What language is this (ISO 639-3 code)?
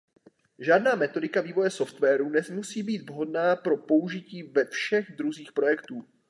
ces